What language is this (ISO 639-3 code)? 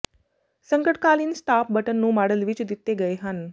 pan